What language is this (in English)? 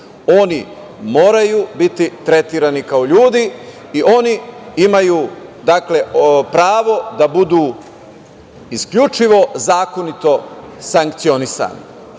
Serbian